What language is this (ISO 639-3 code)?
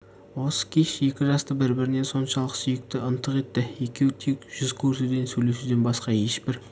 kaz